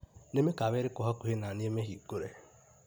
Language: Kikuyu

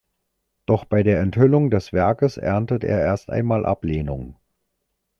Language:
German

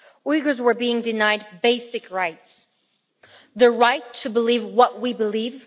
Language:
English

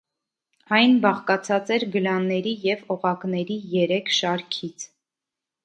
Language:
Armenian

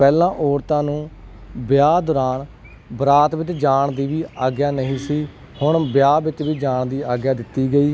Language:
Punjabi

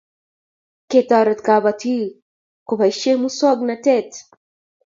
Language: Kalenjin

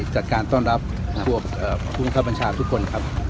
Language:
Thai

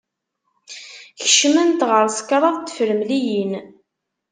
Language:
Kabyle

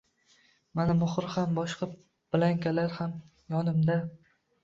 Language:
Uzbek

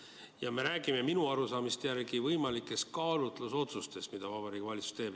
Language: Estonian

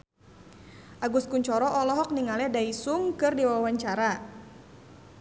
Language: Sundanese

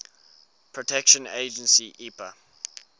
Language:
English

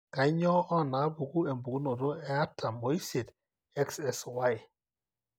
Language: Masai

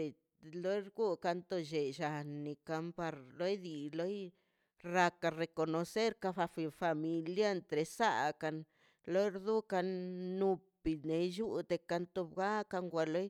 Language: Mazaltepec Zapotec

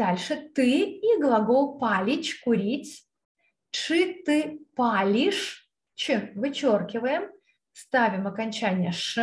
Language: Russian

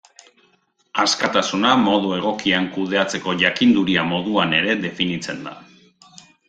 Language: Basque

